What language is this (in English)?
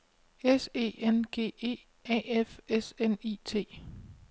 Danish